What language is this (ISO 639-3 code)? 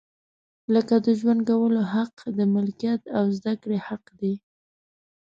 pus